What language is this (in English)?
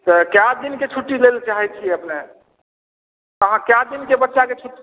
Maithili